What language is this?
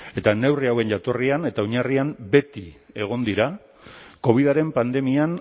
Basque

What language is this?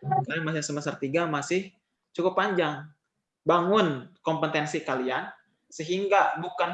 Indonesian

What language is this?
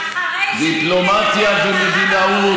Hebrew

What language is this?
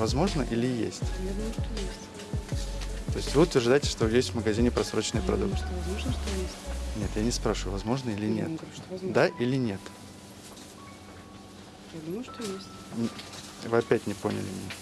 Russian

